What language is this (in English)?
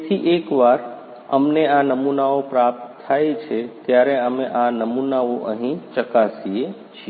Gujarati